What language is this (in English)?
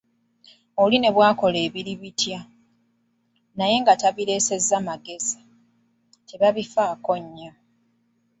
Ganda